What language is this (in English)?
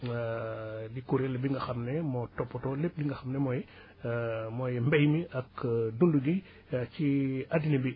Wolof